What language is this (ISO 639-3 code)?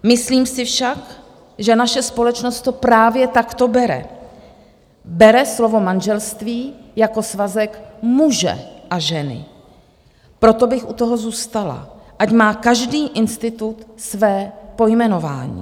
ces